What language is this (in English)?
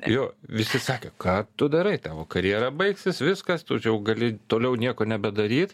Lithuanian